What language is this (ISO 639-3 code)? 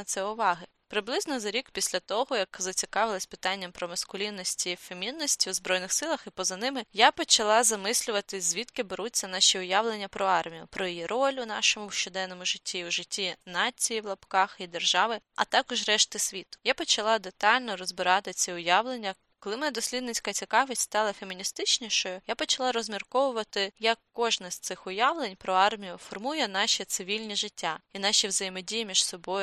ukr